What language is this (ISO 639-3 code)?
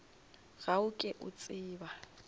nso